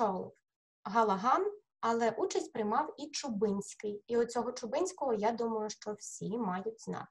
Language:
Ukrainian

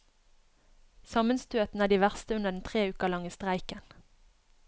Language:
Norwegian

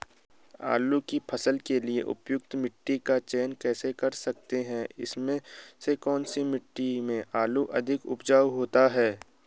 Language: Hindi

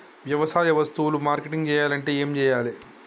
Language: Telugu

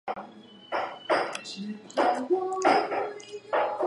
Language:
Chinese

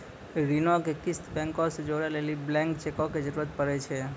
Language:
Maithili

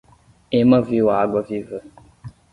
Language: Portuguese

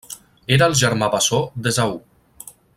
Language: Catalan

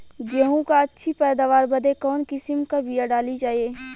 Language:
Bhojpuri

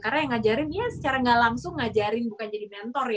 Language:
Indonesian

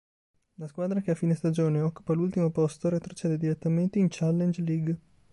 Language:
Italian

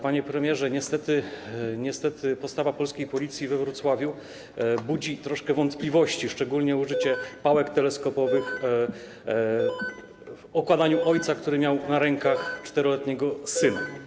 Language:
Polish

